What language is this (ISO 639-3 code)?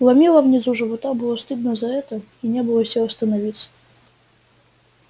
rus